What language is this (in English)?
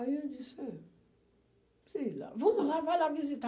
Portuguese